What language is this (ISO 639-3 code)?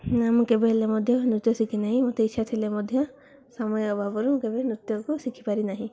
ori